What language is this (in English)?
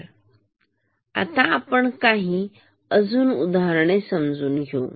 Marathi